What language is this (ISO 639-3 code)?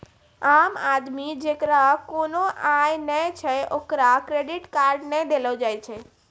mai